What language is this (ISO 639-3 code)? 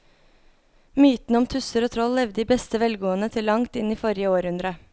nor